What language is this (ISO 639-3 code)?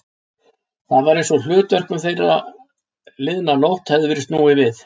isl